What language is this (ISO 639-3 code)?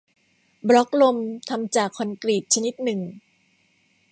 tha